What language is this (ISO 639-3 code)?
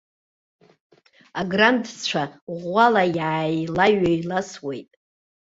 abk